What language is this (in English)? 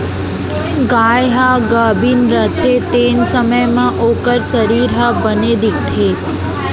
Chhattisgarhi